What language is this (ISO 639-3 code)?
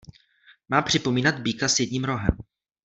ces